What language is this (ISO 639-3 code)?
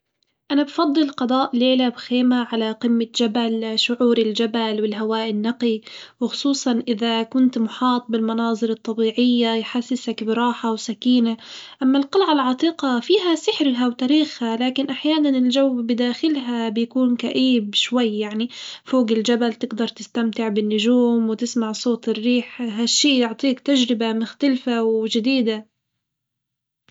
acw